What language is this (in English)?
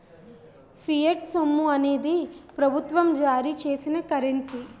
Telugu